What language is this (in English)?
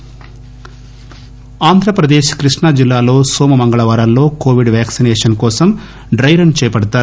Telugu